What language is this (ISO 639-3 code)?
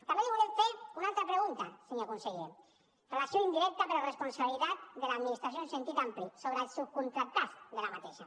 cat